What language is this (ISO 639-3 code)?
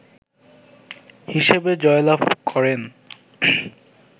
ben